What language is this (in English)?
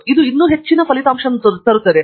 Kannada